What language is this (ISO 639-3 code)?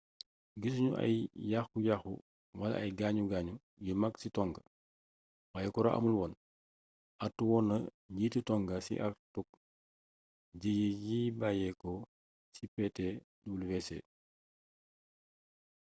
wol